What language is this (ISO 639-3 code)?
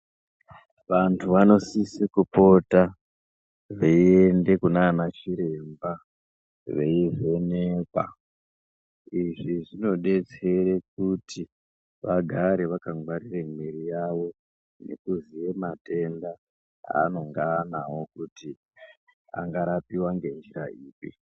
ndc